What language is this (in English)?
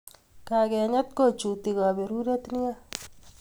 Kalenjin